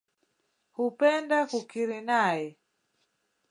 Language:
Swahili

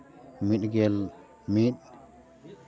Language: Santali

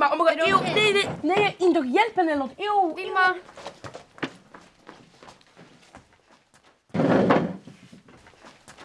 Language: Swedish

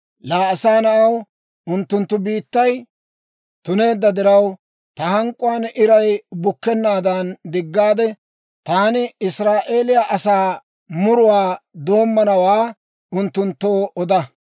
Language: Dawro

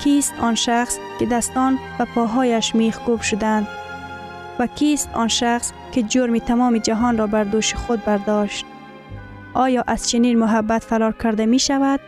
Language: Persian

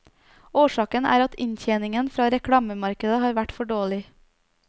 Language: Norwegian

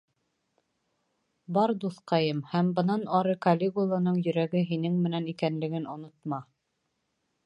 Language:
Bashkir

